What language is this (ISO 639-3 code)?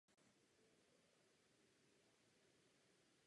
ces